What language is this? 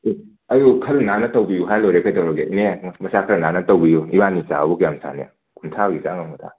Manipuri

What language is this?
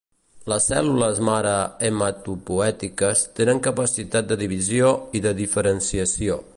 Catalan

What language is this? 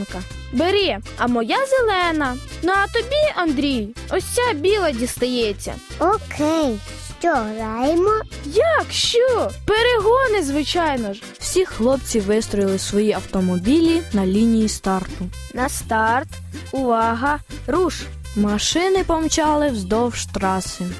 Ukrainian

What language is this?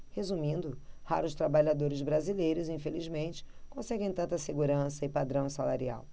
Portuguese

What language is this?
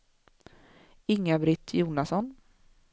Swedish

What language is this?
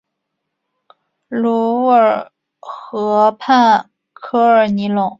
Chinese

